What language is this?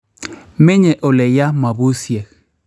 Kalenjin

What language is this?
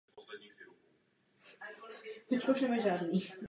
Czech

